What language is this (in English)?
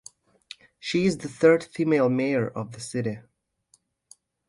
English